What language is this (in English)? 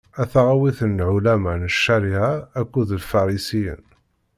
Kabyle